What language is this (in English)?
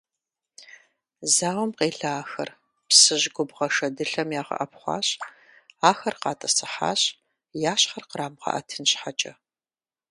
Kabardian